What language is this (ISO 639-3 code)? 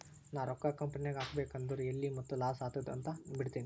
kan